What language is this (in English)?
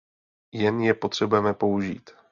Czech